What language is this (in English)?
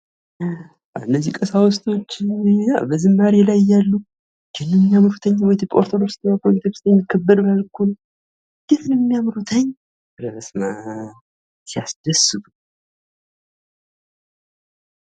Amharic